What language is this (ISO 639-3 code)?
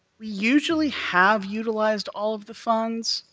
eng